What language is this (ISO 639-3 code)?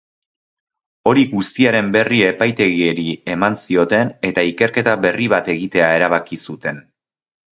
eus